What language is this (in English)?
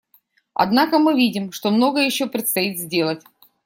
Russian